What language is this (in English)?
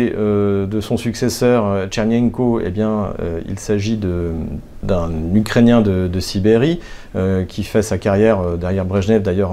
French